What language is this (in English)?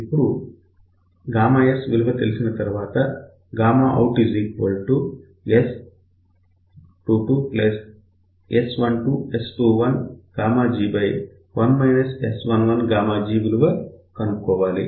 Telugu